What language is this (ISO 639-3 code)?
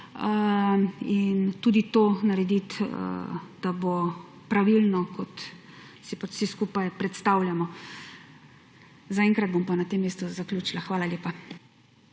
slv